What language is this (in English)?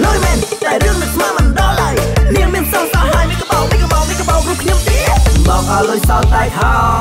Thai